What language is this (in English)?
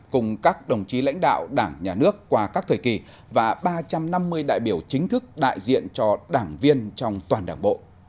Vietnamese